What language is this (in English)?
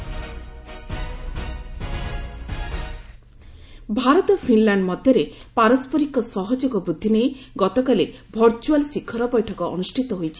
Odia